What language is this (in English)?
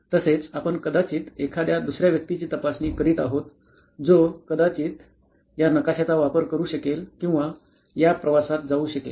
Marathi